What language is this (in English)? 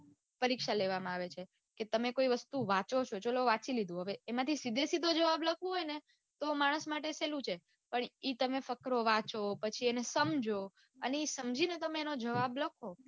Gujarati